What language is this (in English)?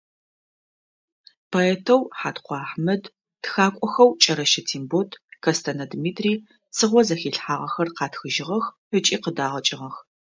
Adyghe